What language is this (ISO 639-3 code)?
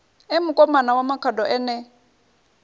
ven